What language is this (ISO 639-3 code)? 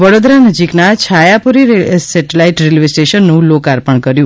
guj